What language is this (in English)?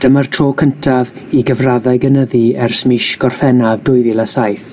Welsh